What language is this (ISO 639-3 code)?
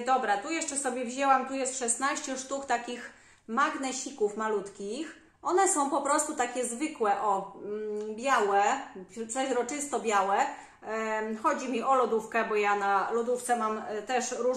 pol